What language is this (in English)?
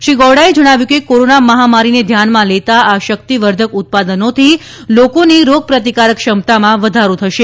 Gujarati